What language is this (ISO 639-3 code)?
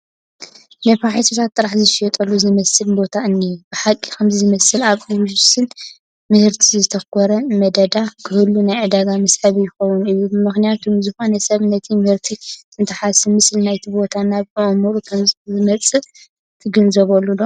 tir